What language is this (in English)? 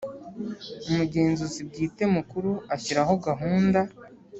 Kinyarwanda